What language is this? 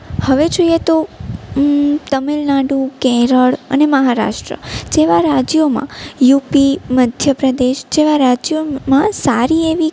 Gujarati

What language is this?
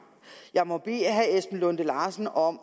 Danish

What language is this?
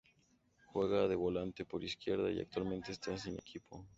Spanish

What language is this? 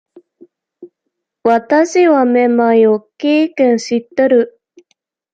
Japanese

